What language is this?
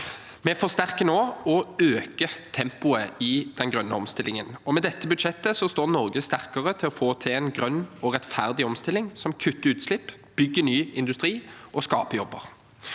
Norwegian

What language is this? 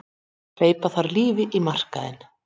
Icelandic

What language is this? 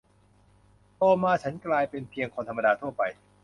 Thai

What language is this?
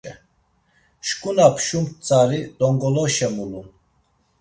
Laz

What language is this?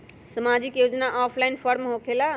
Magahi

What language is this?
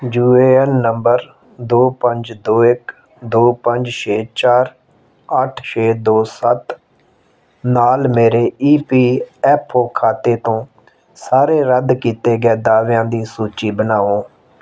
Punjabi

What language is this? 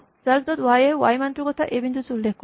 Assamese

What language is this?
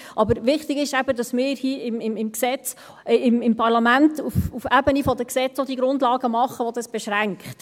Swiss German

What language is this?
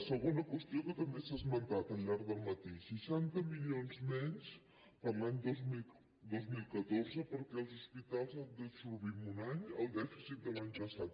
Catalan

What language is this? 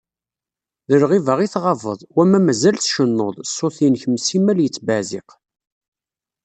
Kabyle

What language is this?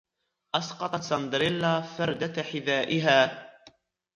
Arabic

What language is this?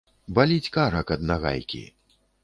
Belarusian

